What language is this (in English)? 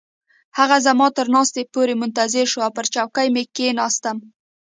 Pashto